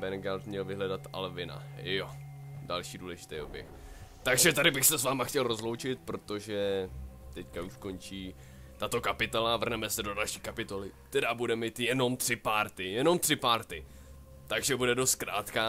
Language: Czech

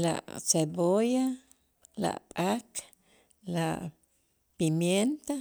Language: Itzá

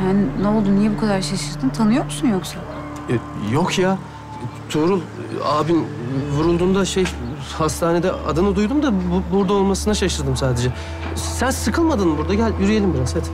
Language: Turkish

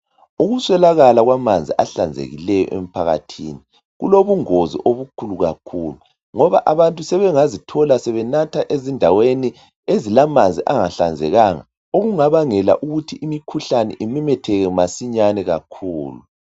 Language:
North Ndebele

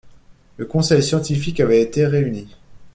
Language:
French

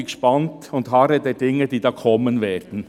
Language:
Swiss German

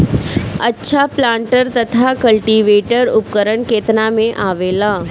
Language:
Bhojpuri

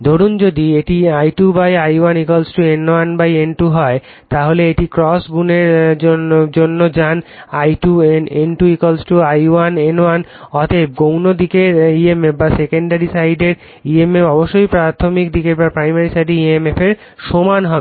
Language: Bangla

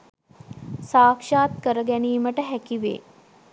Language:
Sinhala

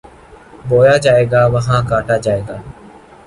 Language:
Urdu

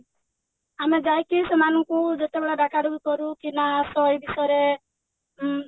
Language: Odia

